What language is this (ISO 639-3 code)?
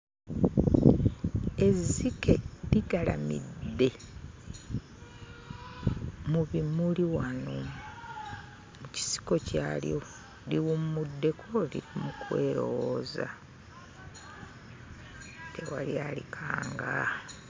lug